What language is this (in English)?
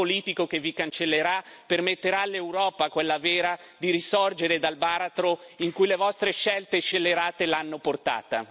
Italian